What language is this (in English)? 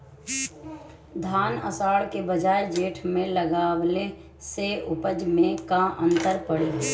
Bhojpuri